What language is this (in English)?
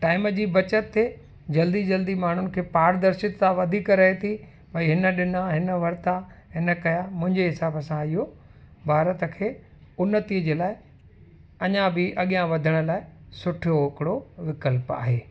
Sindhi